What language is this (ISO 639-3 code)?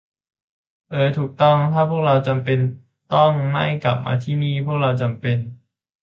tha